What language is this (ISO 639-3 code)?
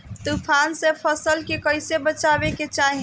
bho